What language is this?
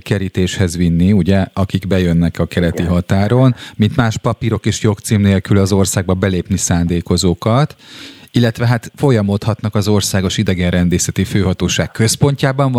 Hungarian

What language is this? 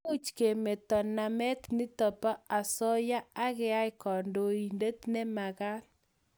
Kalenjin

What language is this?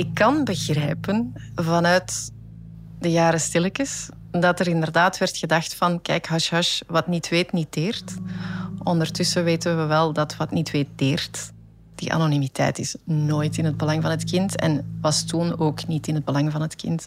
Dutch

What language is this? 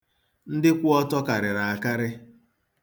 Igbo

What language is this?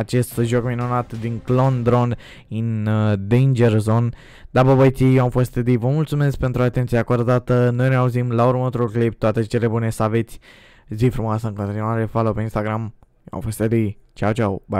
Romanian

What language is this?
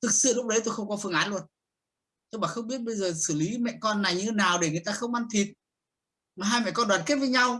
Vietnamese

